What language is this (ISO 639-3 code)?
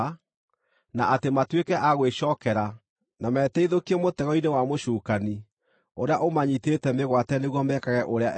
kik